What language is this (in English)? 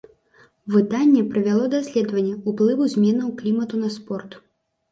Belarusian